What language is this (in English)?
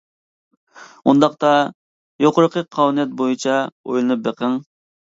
Uyghur